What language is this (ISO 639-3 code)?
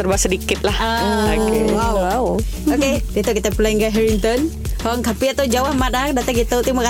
msa